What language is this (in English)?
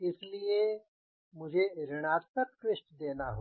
Hindi